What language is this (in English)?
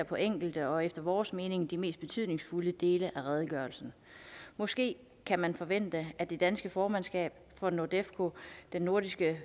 Danish